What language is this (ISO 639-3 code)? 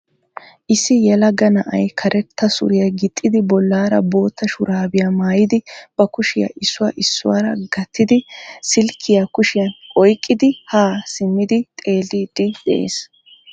wal